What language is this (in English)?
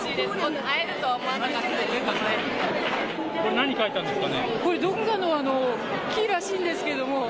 Japanese